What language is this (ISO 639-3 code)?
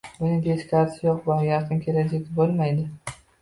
uzb